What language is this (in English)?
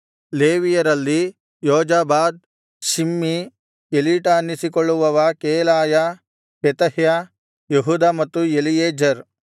Kannada